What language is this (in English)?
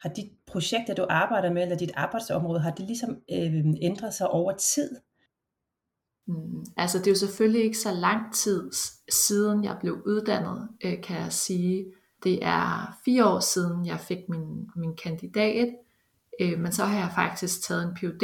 Danish